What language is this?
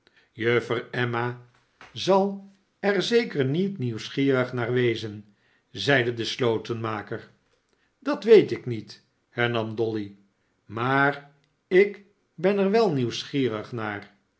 Dutch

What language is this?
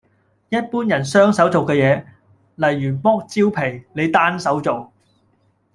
Cantonese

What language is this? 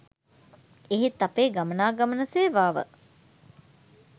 Sinhala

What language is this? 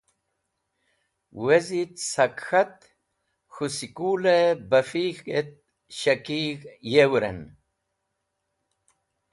Wakhi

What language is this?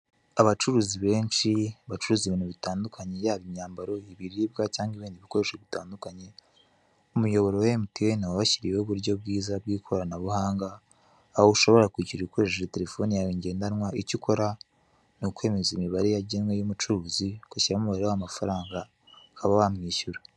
Kinyarwanda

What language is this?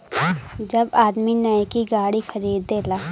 Bhojpuri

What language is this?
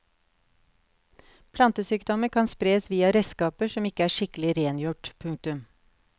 Norwegian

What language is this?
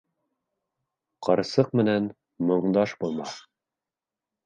Bashkir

